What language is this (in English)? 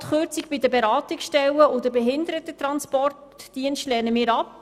Swiss German